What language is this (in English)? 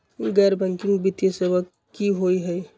Magahi